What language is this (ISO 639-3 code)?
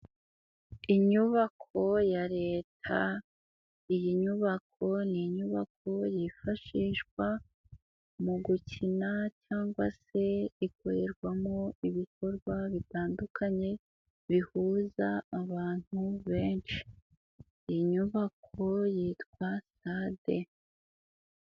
kin